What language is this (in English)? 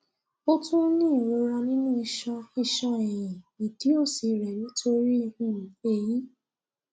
Yoruba